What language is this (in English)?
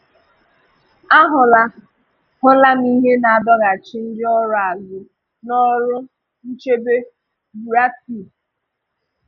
Igbo